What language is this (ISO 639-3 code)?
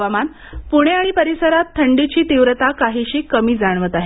mar